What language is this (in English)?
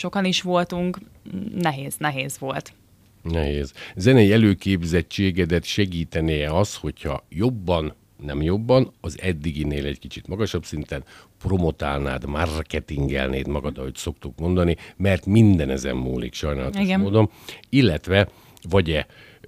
Hungarian